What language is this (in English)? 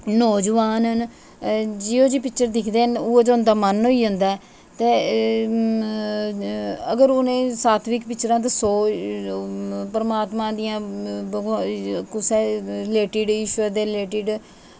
Dogri